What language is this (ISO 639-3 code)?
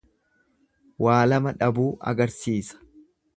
orm